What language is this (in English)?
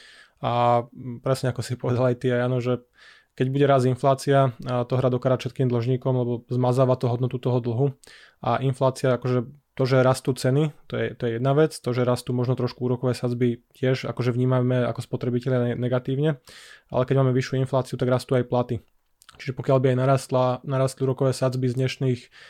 Slovak